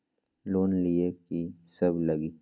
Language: Magahi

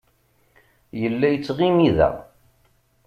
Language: Kabyle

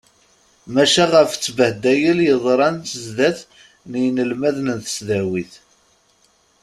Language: Kabyle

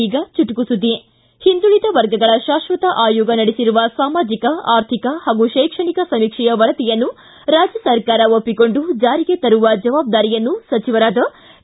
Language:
Kannada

